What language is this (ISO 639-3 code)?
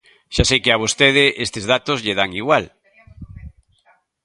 glg